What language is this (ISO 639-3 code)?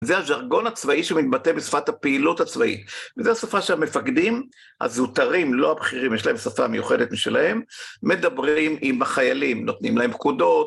heb